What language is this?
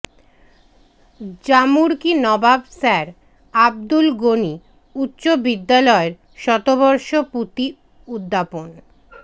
Bangla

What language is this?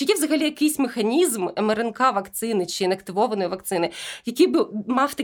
Ukrainian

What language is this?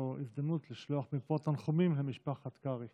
Hebrew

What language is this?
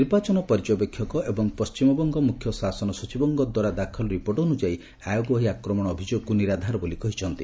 Odia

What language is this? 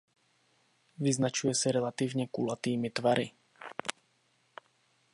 Czech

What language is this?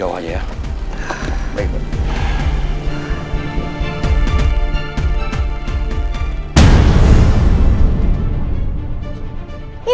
Indonesian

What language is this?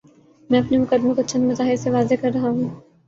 Urdu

